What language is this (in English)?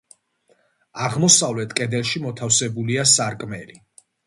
Georgian